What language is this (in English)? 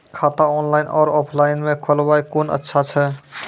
Maithili